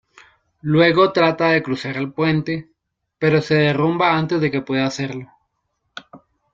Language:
Spanish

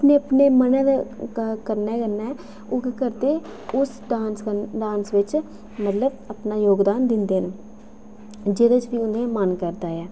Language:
Dogri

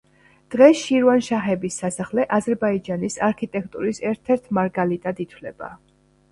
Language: Georgian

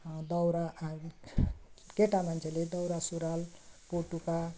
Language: Nepali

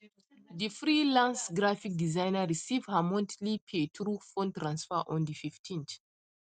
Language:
Nigerian Pidgin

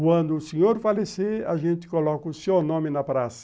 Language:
Portuguese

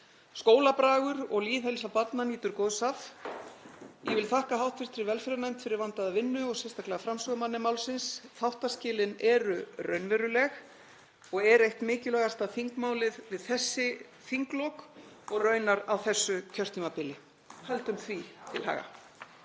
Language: Icelandic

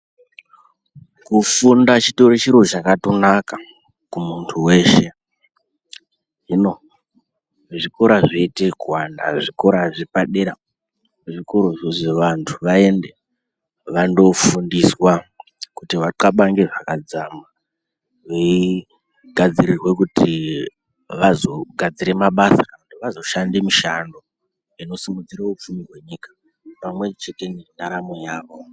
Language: Ndau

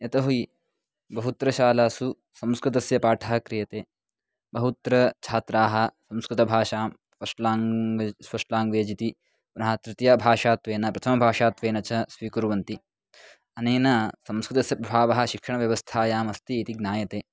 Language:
Sanskrit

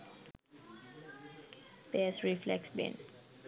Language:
Sinhala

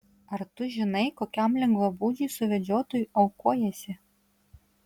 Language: Lithuanian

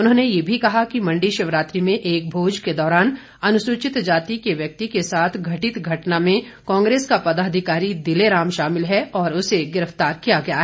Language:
Hindi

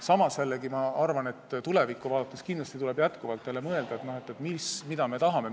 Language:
Estonian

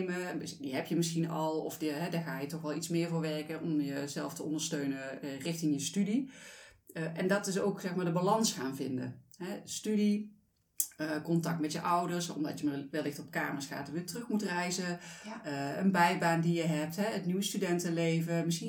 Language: Dutch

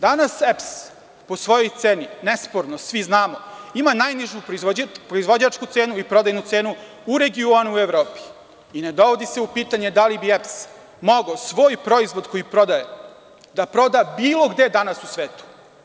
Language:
Serbian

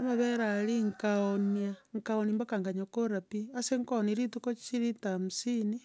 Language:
Gusii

